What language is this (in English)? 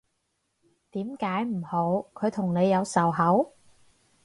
Cantonese